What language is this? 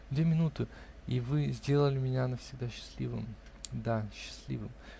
Russian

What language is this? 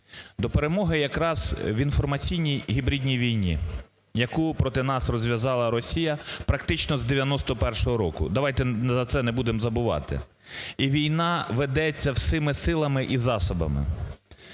Ukrainian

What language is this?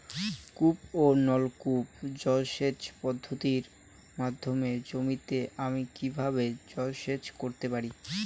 Bangla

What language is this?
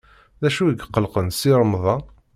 Kabyle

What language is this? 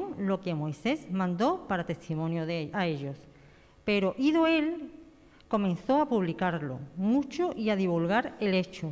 Spanish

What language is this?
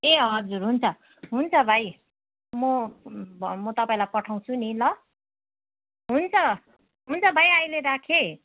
Nepali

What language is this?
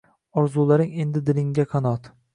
Uzbek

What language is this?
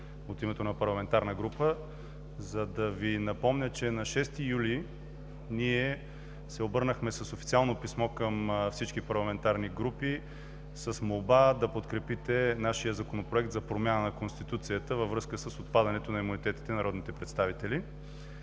Bulgarian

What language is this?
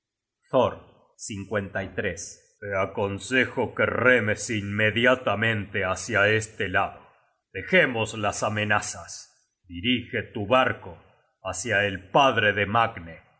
Spanish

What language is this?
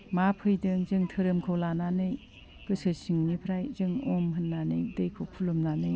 Bodo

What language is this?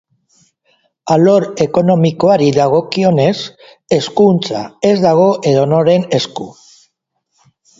Basque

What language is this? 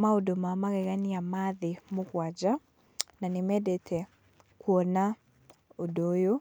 Kikuyu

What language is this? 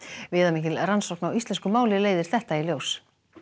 Icelandic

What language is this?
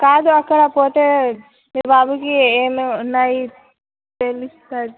Telugu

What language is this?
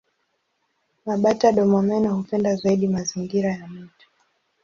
Swahili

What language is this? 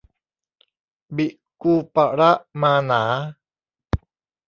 Thai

